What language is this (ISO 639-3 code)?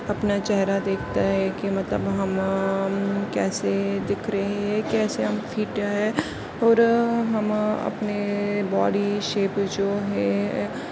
urd